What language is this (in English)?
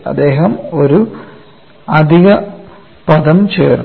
Malayalam